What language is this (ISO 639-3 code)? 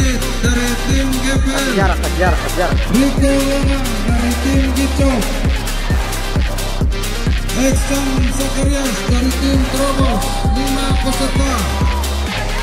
ind